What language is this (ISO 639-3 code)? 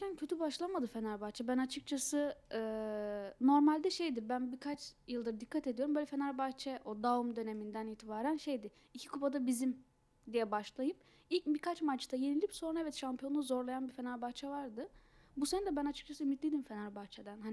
tur